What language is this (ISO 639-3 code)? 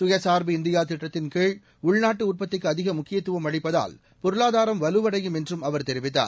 tam